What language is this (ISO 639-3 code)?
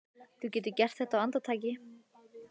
isl